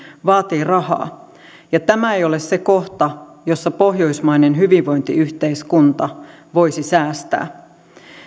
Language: Finnish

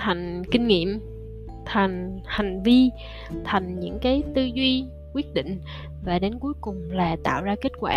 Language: Vietnamese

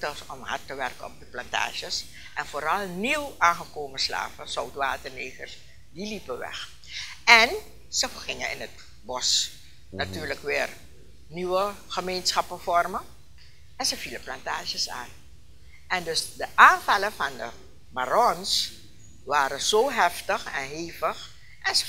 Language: Dutch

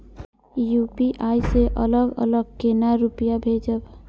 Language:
Maithili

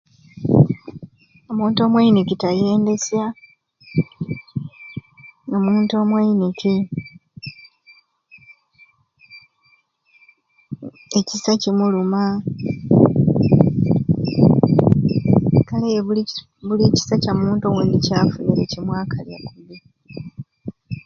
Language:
Ruuli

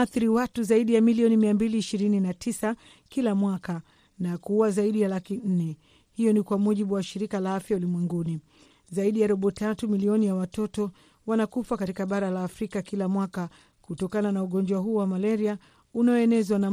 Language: Swahili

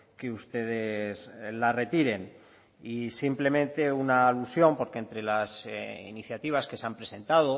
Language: Spanish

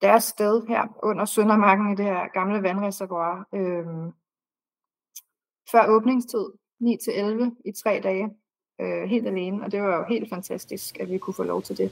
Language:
Danish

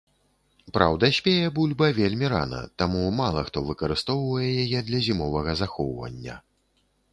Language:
Belarusian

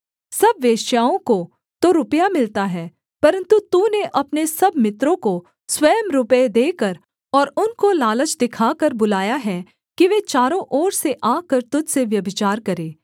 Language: Hindi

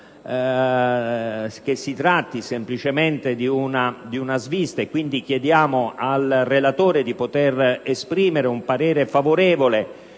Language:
Italian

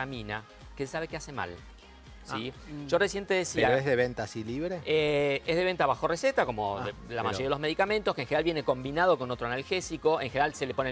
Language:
Spanish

